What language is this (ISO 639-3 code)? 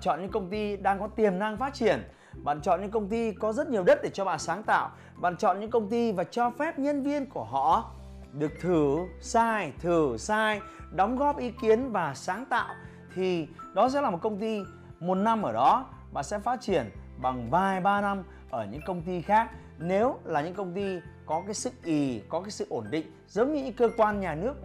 vie